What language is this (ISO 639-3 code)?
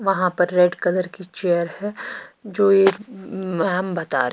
hin